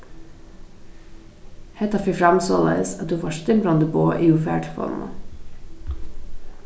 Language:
Faroese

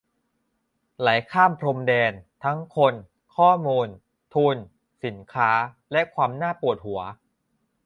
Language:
Thai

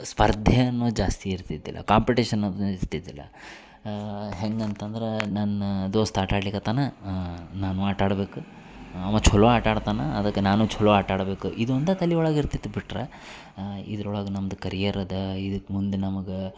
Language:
Kannada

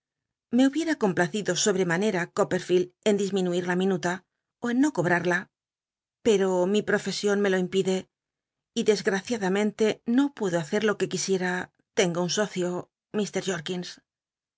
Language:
Spanish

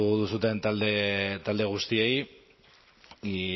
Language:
Basque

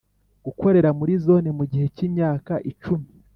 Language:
Kinyarwanda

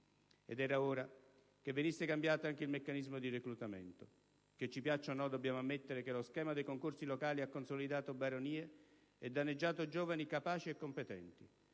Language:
Italian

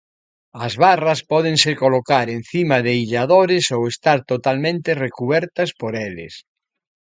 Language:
Galician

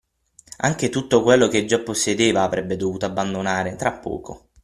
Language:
Italian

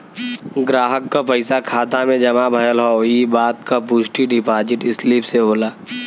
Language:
Bhojpuri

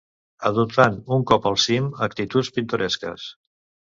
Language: Catalan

